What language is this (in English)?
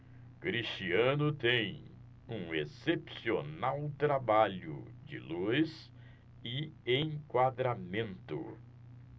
Portuguese